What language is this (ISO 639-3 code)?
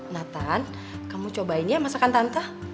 ind